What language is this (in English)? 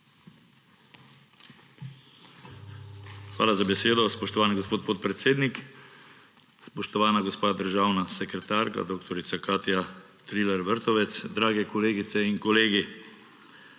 Slovenian